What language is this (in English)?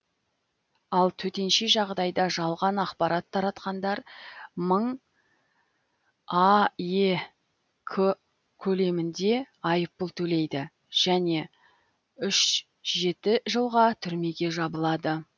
Kazakh